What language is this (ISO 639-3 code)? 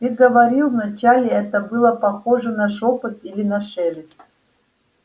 rus